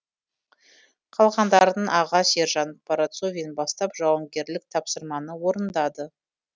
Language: Kazakh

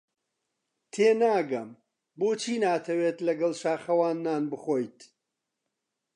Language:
Central Kurdish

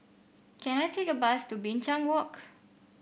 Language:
English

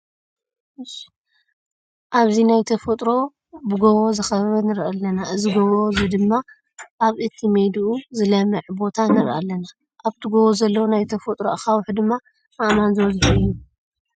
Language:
Tigrinya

